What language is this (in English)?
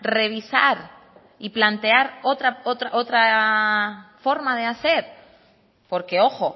Spanish